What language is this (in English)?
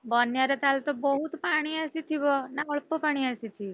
Odia